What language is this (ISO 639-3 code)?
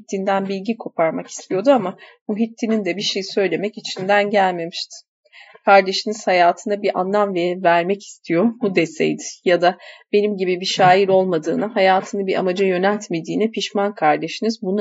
tur